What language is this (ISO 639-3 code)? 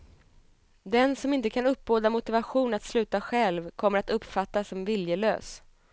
swe